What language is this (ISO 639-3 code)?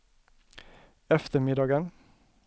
swe